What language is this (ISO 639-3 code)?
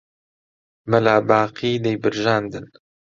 ckb